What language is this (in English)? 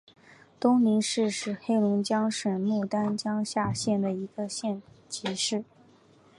Chinese